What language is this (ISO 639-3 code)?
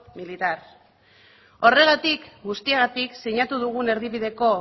eus